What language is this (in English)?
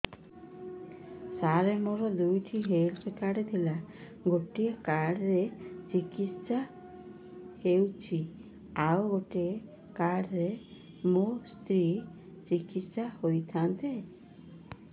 Odia